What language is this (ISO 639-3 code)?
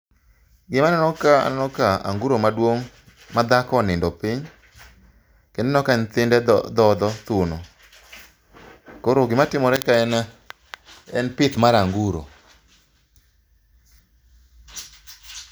luo